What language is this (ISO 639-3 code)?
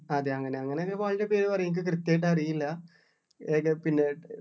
mal